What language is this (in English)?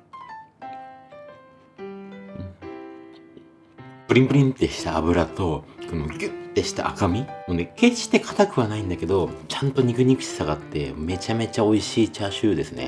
Japanese